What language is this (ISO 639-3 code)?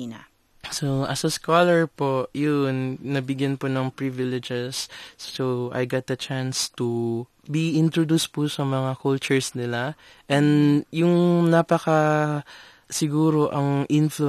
fil